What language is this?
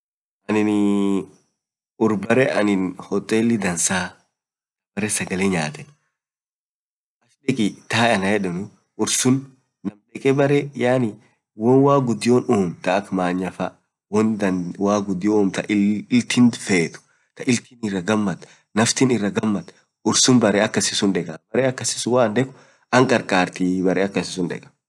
Orma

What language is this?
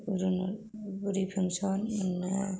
Bodo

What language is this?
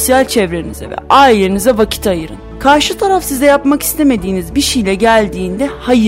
Turkish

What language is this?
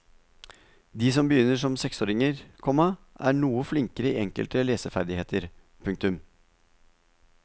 Norwegian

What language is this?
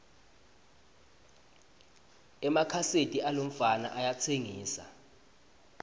Swati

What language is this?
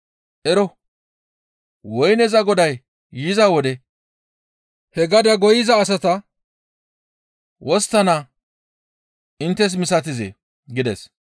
Gamo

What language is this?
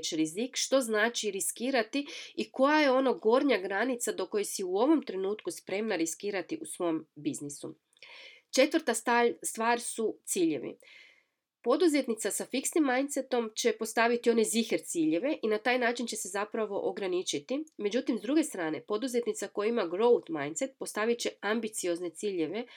Croatian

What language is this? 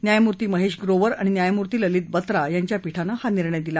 Marathi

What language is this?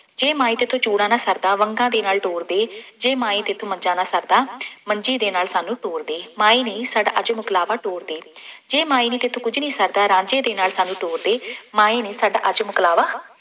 Punjabi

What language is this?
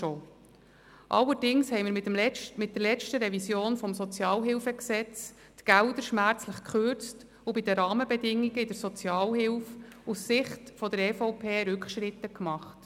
Swiss German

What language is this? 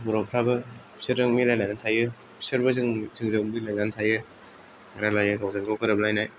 Bodo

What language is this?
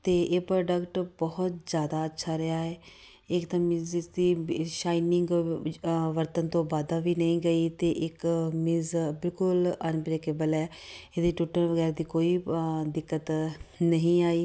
Punjabi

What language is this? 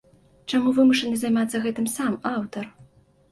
Belarusian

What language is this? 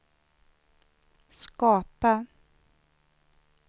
Swedish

